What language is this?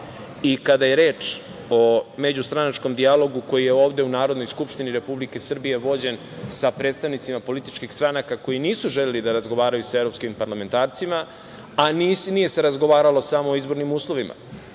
Serbian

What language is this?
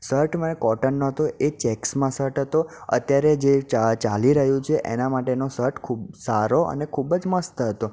Gujarati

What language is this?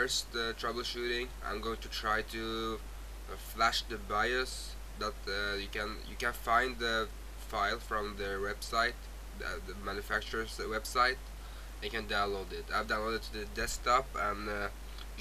English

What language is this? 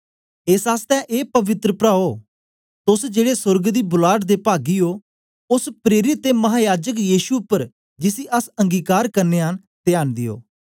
Dogri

